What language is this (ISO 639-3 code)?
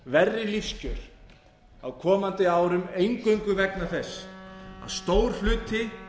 isl